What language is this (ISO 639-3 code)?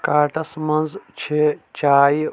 kas